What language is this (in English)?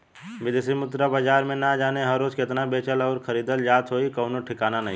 Bhojpuri